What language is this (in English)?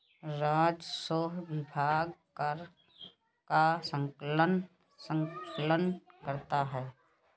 Hindi